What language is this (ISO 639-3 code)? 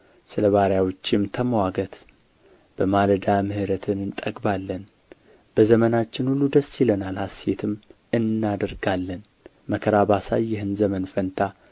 amh